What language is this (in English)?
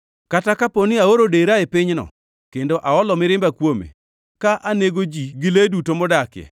Luo (Kenya and Tanzania)